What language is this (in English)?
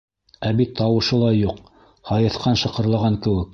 Bashkir